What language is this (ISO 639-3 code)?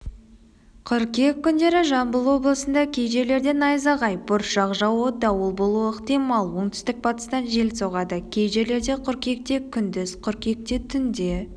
kaz